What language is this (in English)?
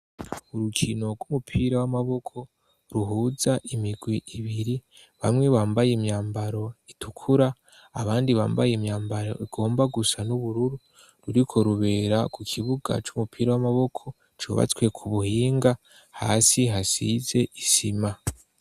Rundi